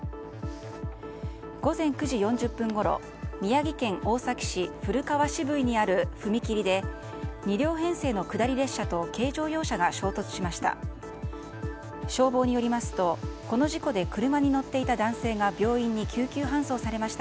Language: Japanese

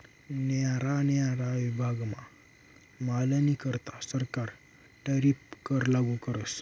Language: Marathi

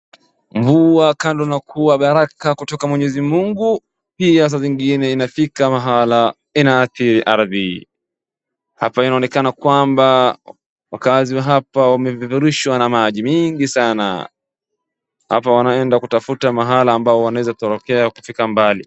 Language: Swahili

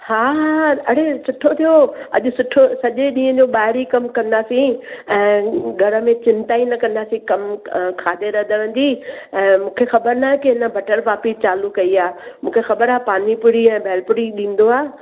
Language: Sindhi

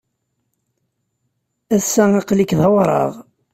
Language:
Kabyle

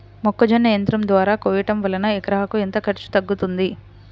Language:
Telugu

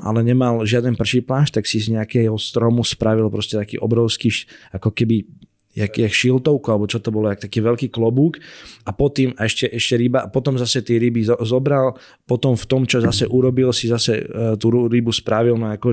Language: Slovak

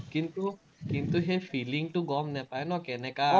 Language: Assamese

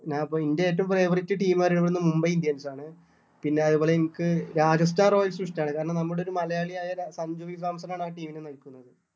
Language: Malayalam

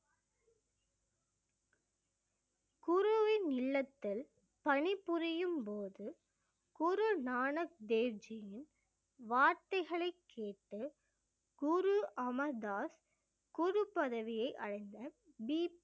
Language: Tamil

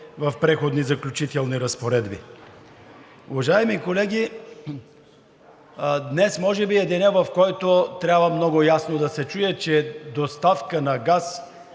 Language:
Bulgarian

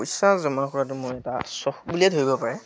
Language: Assamese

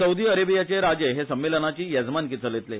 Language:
Konkani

